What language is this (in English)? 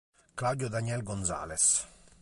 Italian